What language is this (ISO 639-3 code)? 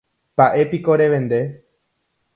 grn